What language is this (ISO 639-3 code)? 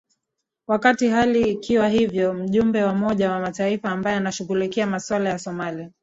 swa